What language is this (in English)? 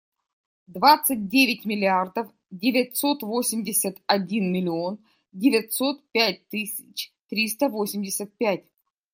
Russian